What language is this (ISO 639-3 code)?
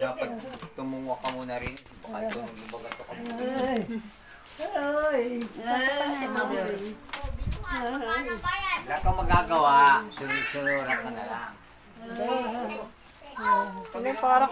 ind